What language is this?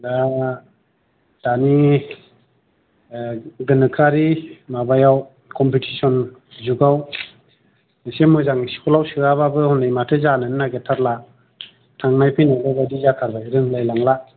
Bodo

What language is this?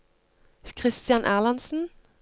Norwegian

